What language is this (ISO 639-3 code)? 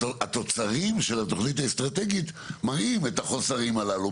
heb